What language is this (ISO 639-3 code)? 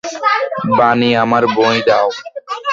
ben